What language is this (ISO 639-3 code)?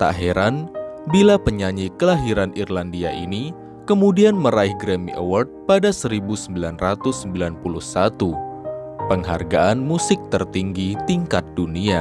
ind